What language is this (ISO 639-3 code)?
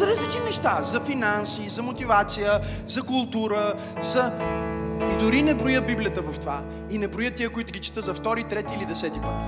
bul